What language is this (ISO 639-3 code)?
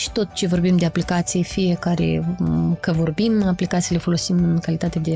ron